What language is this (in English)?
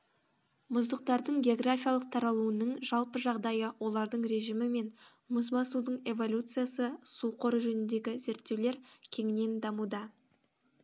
Kazakh